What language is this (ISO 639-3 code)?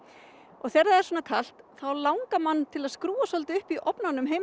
isl